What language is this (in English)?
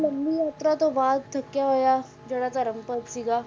Punjabi